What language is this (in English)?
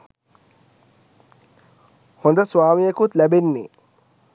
Sinhala